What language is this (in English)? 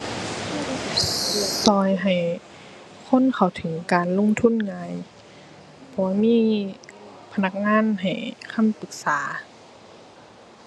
Thai